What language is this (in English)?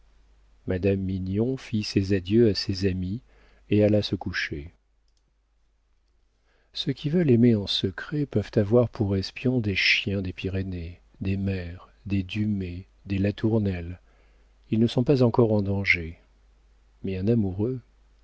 French